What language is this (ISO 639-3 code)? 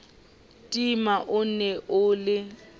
sot